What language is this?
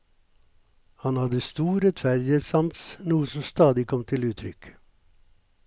Norwegian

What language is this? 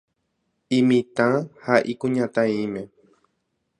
Guarani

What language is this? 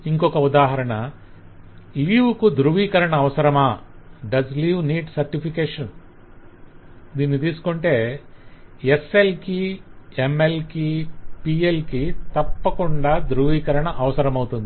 Telugu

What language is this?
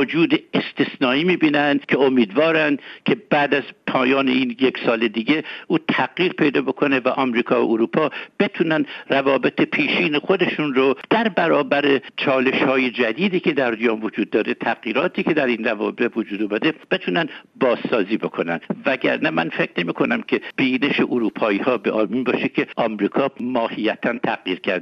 Persian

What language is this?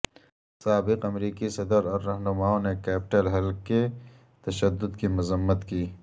Urdu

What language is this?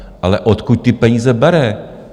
Czech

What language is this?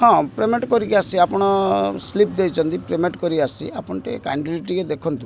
Odia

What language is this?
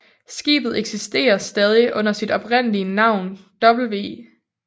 Danish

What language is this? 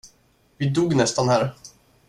Swedish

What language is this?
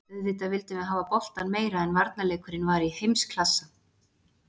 Icelandic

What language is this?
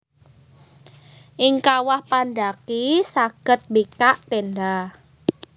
Javanese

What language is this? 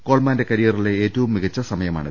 Malayalam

